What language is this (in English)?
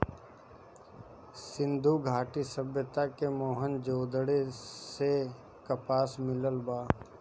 Bhojpuri